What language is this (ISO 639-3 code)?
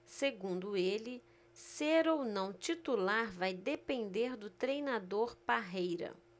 por